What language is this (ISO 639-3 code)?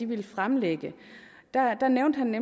dan